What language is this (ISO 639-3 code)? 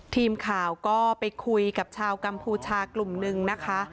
tha